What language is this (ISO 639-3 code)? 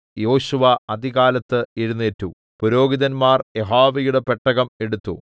mal